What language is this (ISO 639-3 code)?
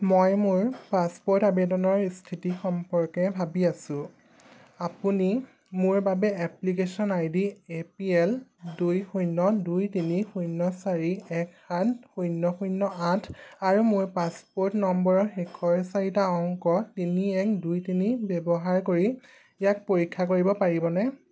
asm